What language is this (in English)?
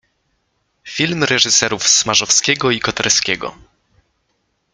Polish